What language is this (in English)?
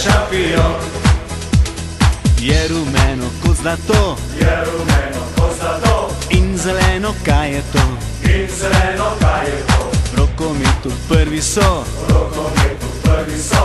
Arabic